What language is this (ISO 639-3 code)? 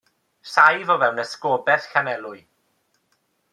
cym